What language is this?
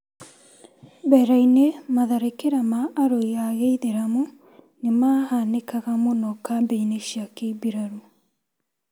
Kikuyu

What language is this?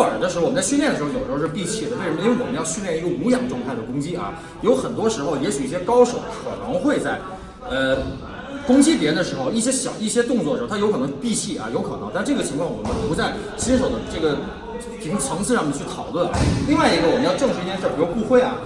Chinese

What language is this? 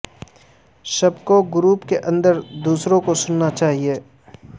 Urdu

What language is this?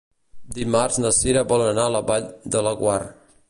Catalan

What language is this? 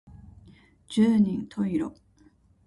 Japanese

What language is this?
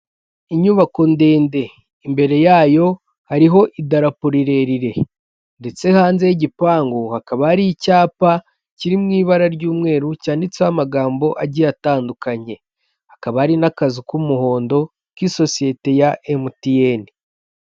Kinyarwanda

